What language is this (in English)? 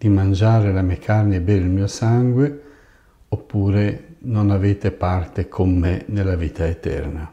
Italian